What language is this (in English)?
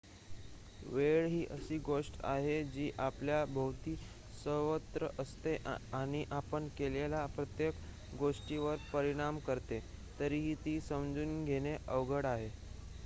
Marathi